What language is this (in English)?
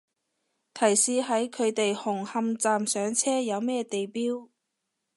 Cantonese